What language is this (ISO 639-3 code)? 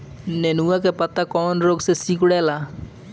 bho